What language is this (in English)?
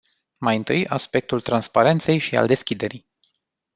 Romanian